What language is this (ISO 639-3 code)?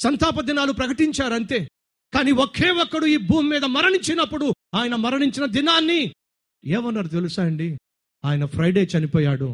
tel